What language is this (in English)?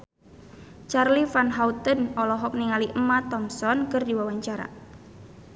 Sundanese